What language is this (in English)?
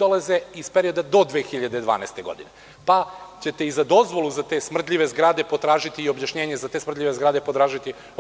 Serbian